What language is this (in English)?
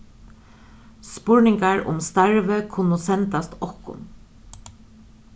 Faroese